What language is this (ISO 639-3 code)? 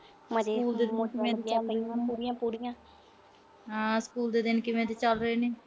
pan